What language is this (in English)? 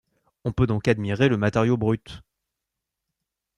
French